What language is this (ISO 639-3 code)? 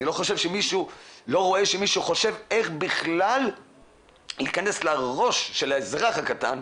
heb